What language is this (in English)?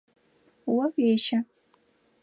Adyghe